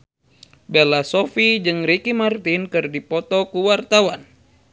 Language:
Sundanese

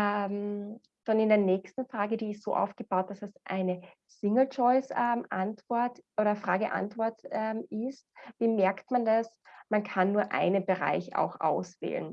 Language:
German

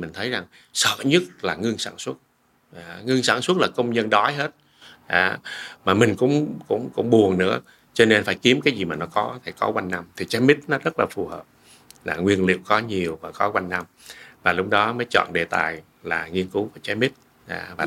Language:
Vietnamese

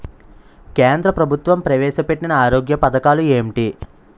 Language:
Telugu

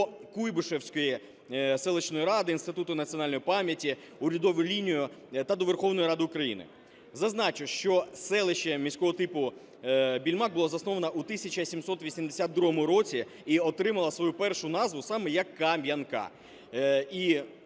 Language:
Ukrainian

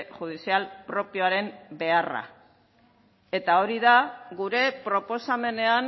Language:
Basque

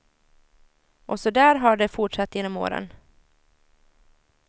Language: Swedish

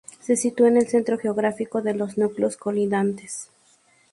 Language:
Spanish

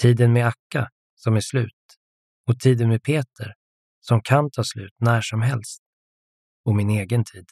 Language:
Swedish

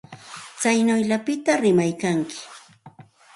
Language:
Santa Ana de Tusi Pasco Quechua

